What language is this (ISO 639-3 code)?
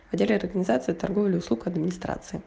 rus